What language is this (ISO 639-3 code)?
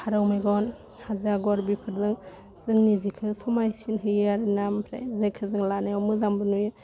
brx